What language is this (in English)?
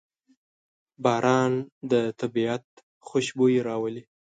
Pashto